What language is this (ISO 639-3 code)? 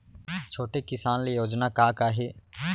hne